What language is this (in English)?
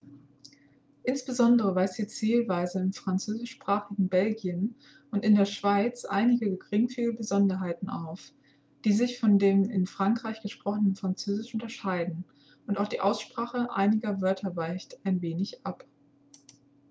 German